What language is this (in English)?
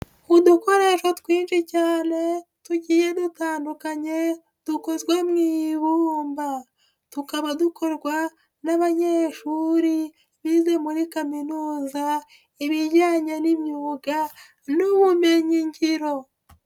Kinyarwanda